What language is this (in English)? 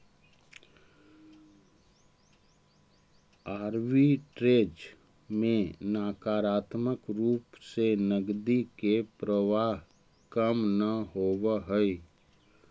Magahi